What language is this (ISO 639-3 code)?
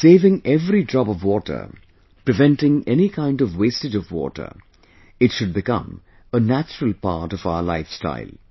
eng